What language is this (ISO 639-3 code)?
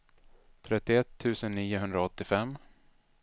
swe